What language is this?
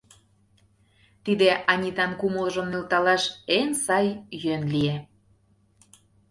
Mari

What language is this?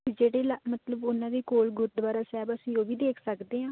Punjabi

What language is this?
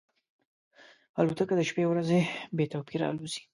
Pashto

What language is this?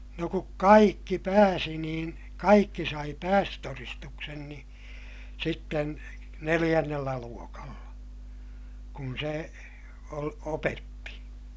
Finnish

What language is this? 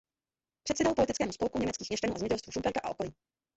Czech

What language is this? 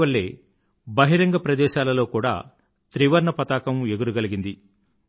Telugu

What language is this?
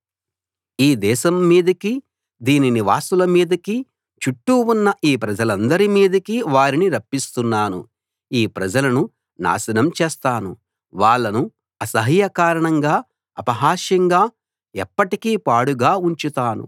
Telugu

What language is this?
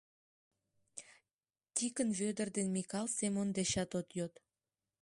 Mari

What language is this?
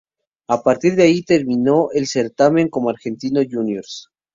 Spanish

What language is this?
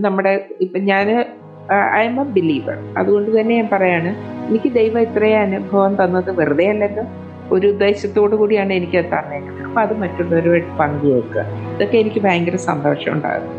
Malayalam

